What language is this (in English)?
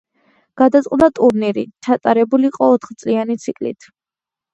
Georgian